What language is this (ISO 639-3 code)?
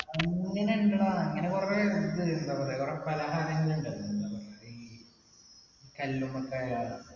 mal